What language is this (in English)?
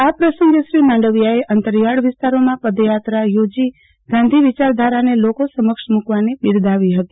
Gujarati